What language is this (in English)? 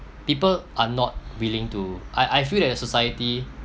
English